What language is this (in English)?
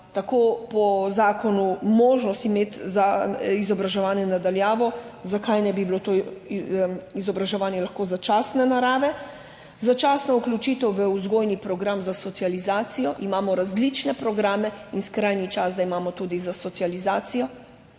Slovenian